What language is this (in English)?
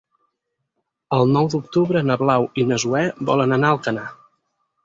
Catalan